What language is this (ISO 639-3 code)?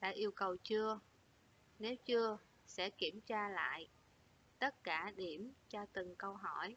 vie